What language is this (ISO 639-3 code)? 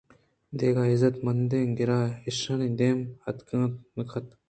bgp